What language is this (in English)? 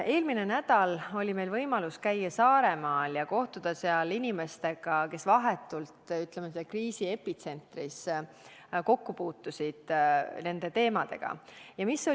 Estonian